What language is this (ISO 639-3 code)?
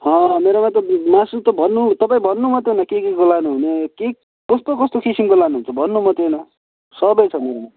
nep